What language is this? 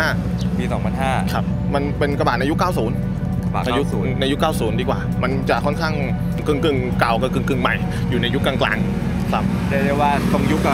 Thai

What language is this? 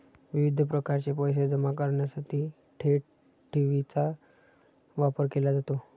Marathi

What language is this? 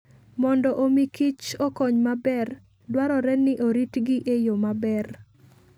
Luo (Kenya and Tanzania)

